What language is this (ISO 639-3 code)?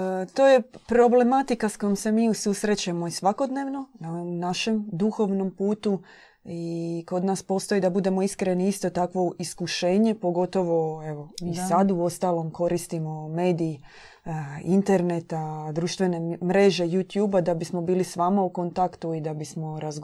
hrv